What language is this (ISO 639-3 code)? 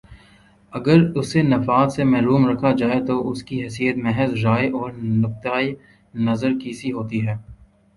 urd